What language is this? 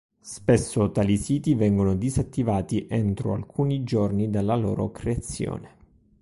Italian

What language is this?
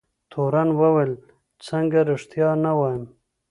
Pashto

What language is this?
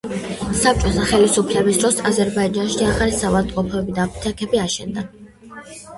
Georgian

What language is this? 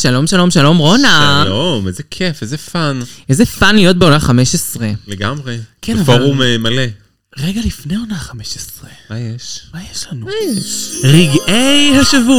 Hebrew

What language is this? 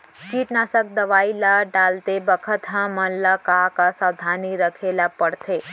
Chhattisgarhi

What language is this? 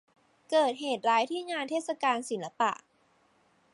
Thai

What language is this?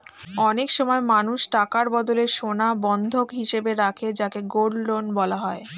Bangla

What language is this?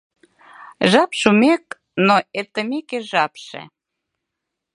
Mari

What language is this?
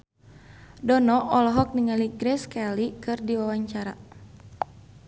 Sundanese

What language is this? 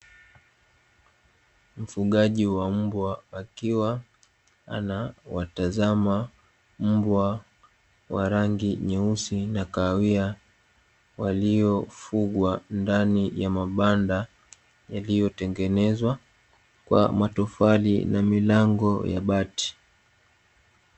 Swahili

